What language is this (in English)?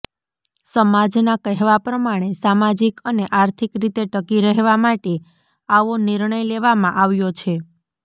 Gujarati